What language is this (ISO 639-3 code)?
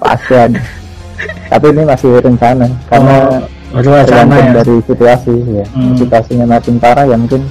ind